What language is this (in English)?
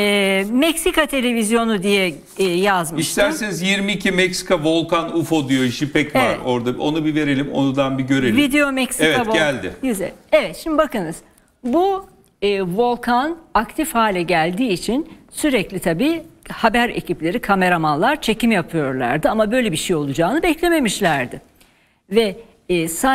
Turkish